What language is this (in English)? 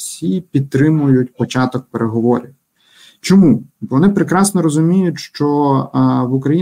Ukrainian